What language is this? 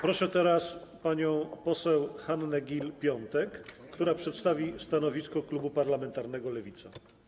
Polish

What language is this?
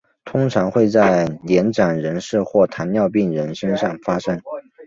Chinese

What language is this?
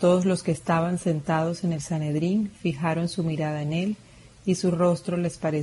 Spanish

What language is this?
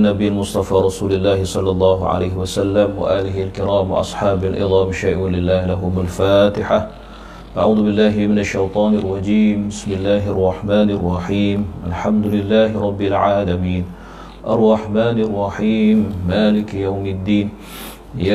Malay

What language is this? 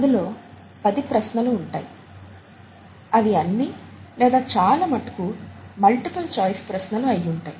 Telugu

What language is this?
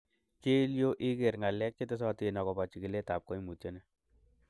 Kalenjin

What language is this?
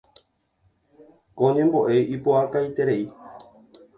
Guarani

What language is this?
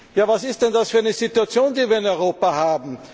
German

